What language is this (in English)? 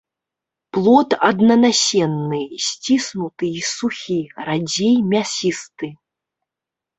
Belarusian